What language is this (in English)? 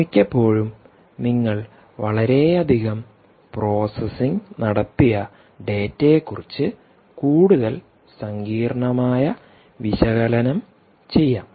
Malayalam